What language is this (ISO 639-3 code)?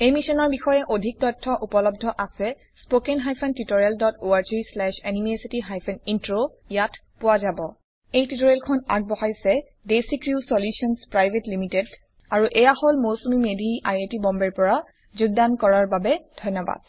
asm